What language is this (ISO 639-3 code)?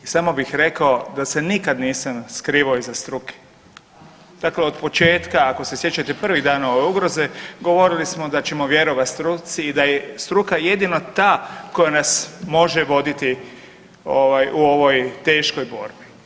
hrv